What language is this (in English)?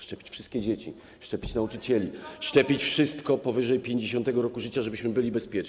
Polish